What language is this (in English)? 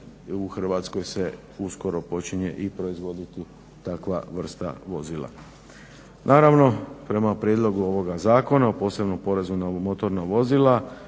Croatian